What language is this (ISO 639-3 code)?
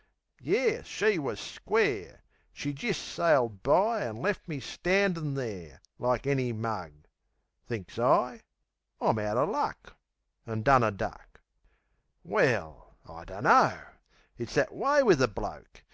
eng